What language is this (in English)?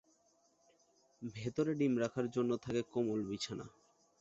Bangla